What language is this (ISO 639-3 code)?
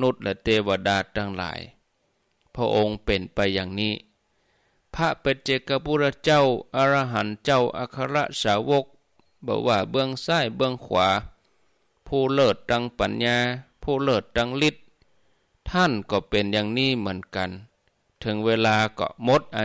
tha